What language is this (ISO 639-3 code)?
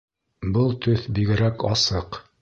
bak